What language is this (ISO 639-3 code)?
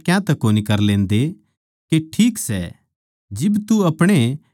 bgc